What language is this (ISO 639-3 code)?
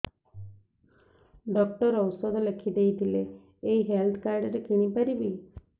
ori